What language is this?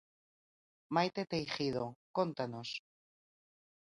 Galician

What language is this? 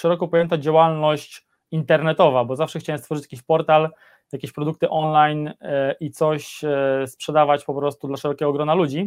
Polish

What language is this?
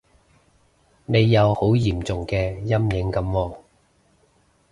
Cantonese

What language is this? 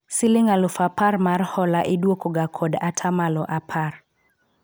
Luo (Kenya and Tanzania)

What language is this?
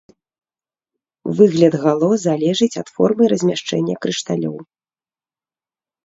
Belarusian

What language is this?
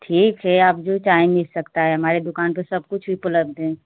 Hindi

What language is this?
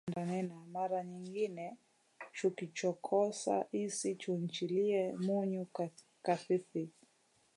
Swahili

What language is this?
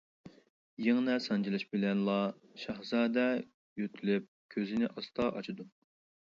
Uyghur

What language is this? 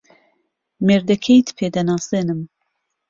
Central Kurdish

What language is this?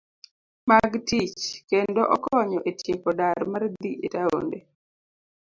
Luo (Kenya and Tanzania)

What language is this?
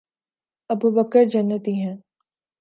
Urdu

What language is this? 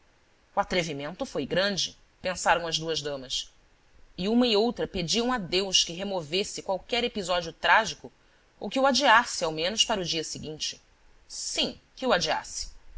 Portuguese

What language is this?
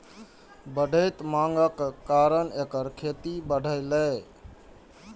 Maithili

